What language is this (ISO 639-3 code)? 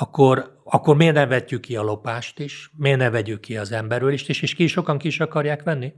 hun